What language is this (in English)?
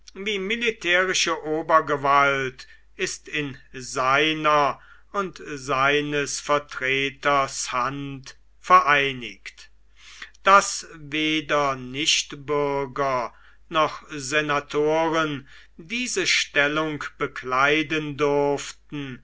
German